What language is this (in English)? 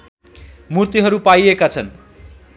Nepali